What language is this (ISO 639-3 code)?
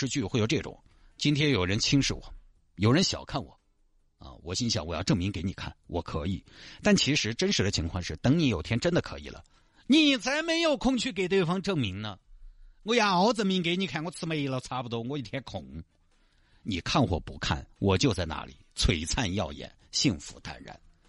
zho